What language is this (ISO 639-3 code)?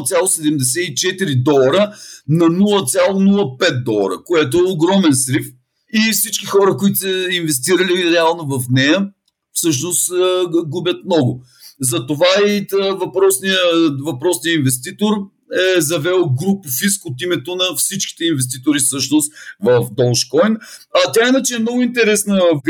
bul